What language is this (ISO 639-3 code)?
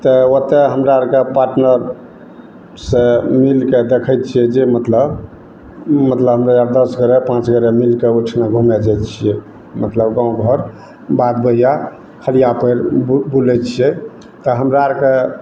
mai